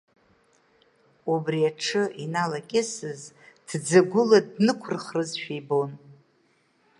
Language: Abkhazian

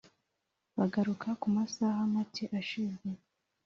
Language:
Kinyarwanda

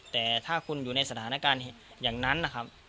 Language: Thai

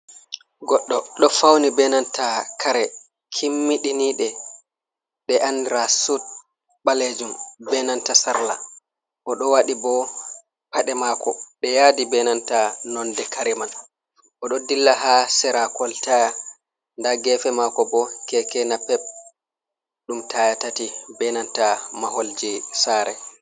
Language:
Fula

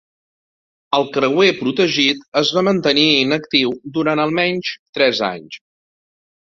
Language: Catalan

